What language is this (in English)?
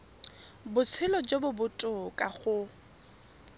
Tswana